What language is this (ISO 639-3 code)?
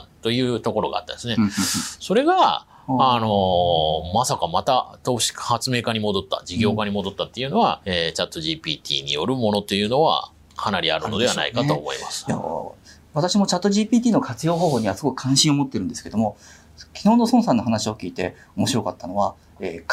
jpn